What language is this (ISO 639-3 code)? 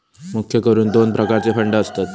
mar